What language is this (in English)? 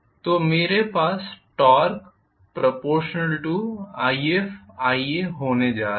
Hindi